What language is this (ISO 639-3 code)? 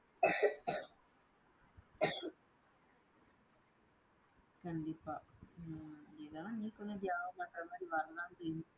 tam